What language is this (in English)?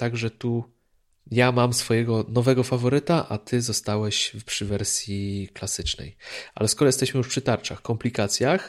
Polish